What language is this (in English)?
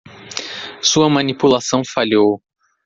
Portuguese